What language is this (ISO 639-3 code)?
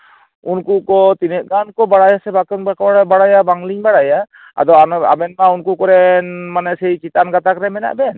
sat